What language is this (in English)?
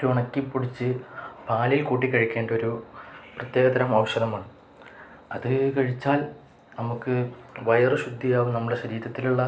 Malayalam